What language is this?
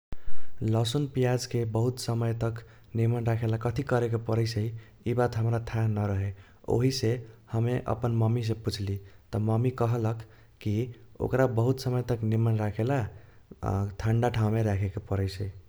Kochila Tharu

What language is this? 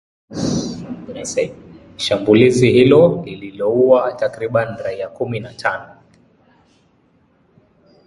Swahili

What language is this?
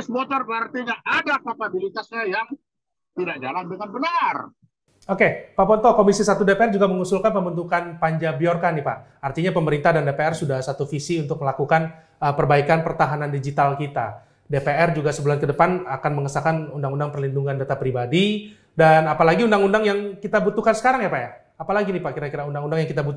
Indonesian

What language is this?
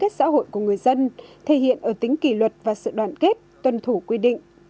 Vietnamese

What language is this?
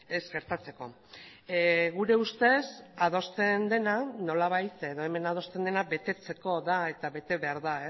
Basque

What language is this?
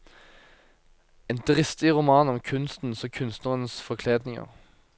Norwegian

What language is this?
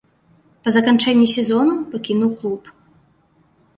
Belarusian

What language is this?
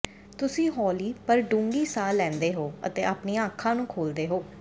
Punjabi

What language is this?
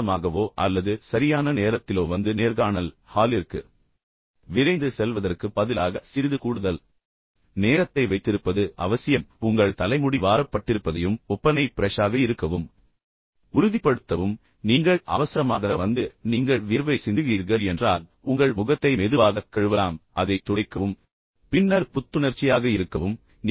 Tamil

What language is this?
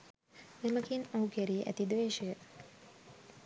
Sinhala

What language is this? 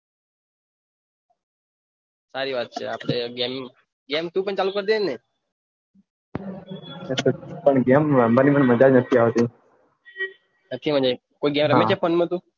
Gujarati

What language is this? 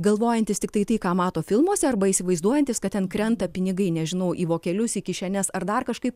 Lithuanian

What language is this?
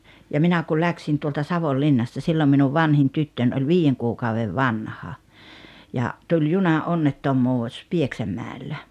Finnish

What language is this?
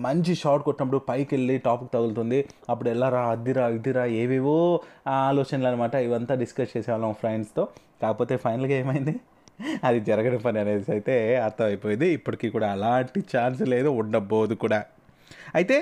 Telugu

